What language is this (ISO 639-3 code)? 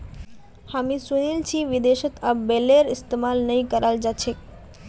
mag